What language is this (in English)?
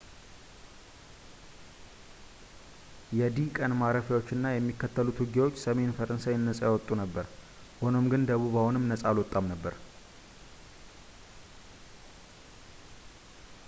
Amharic